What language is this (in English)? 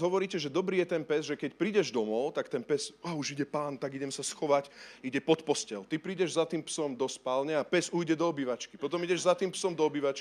Slovak